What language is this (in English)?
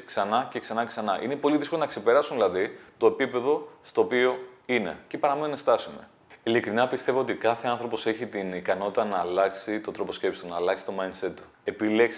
Greek